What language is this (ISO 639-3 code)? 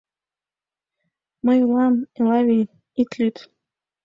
chm